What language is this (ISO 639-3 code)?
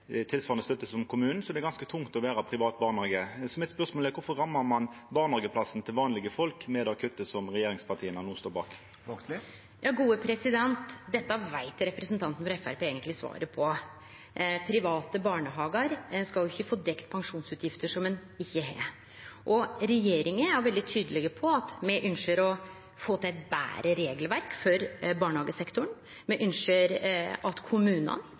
nno